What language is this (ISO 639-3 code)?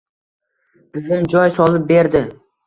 uzb